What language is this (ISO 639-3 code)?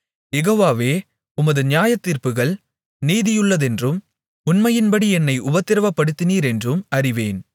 tam